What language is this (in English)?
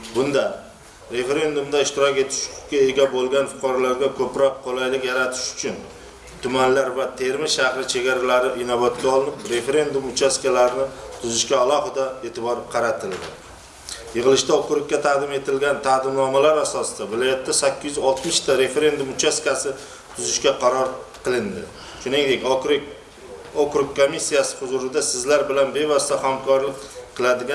Turkish